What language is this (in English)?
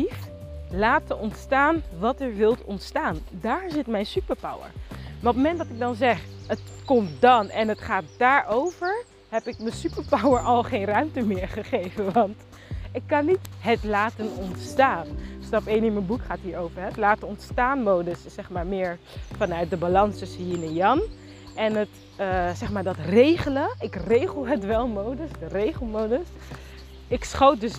Dutch